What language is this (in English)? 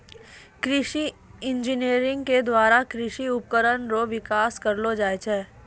Maithili